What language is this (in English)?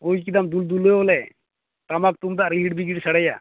Santali